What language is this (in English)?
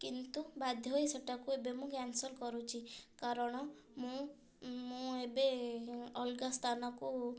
Odia